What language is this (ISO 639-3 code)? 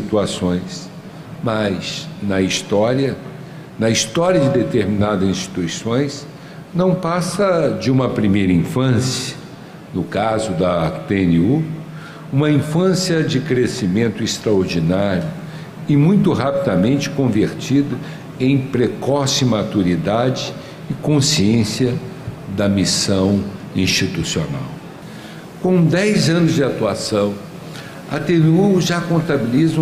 por